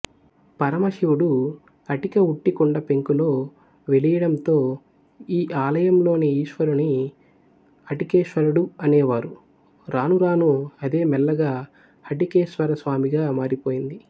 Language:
Telugu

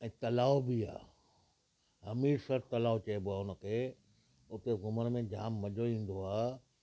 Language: Sindhi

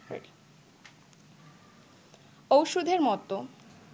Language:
Bangla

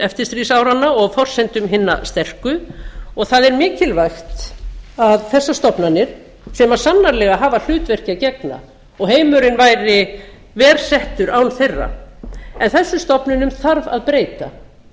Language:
Icelandic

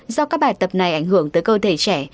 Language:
Vietnamese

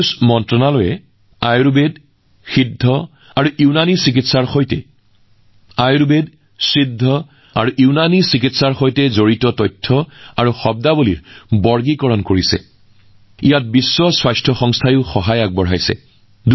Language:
Assamese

